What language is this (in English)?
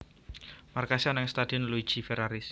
Javanese